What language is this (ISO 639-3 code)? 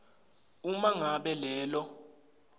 ssw